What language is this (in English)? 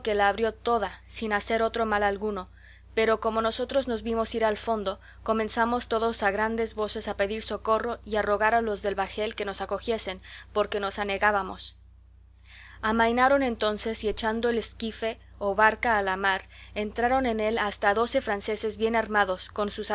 Spanish